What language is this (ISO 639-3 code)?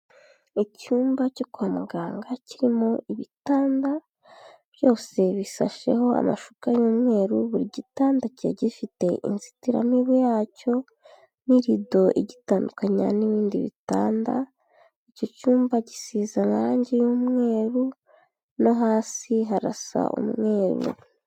kin